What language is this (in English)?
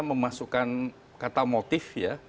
Indonesian